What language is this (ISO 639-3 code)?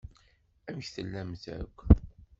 kab